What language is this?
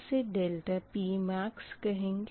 Hindi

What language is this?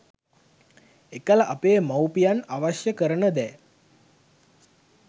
Sinhala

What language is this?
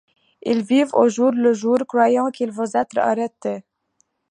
French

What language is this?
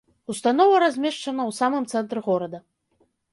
Belarusian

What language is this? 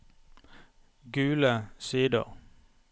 Norwegian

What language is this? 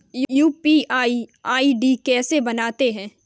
Hindi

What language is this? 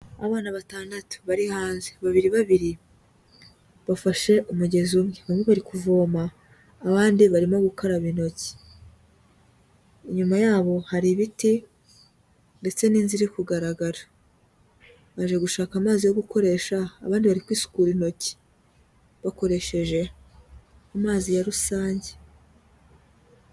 Kinyarwanda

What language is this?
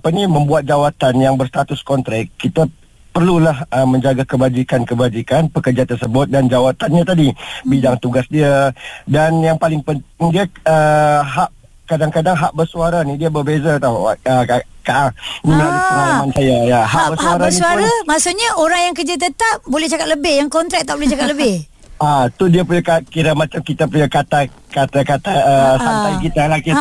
Malay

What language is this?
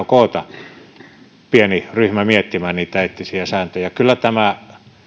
Finnish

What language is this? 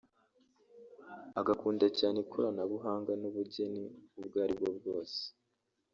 Kinyarwanda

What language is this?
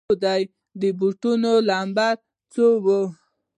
Pashto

